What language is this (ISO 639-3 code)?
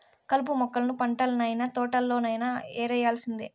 tel